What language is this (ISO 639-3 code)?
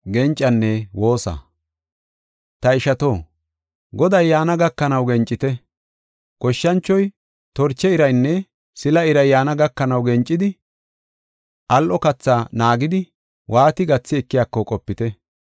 gof